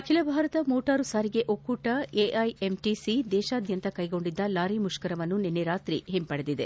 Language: Kannada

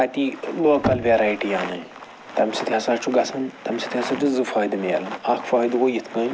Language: Kashmiri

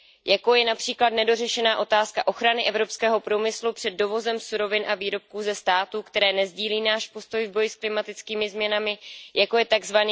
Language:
Czech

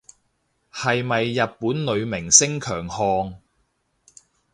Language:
Cantonese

